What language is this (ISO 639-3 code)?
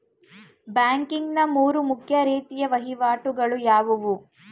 kan